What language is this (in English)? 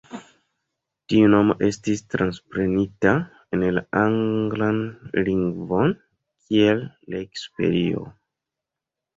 Esperanto